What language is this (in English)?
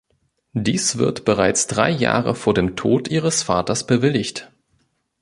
German